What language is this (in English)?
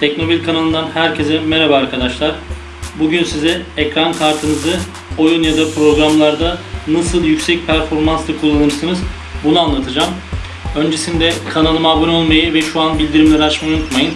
Turkish